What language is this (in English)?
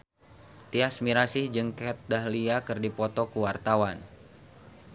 Sundanese